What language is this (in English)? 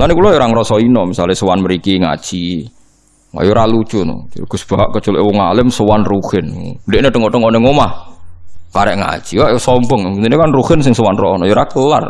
Indonesian